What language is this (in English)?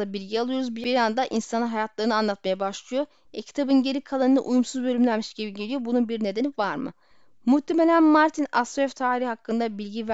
Turkish